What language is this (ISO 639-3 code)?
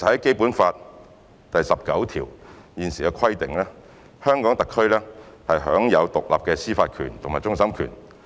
yue